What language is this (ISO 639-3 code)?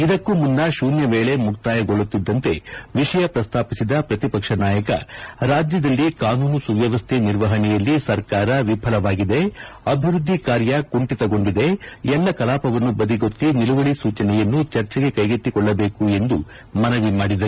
kan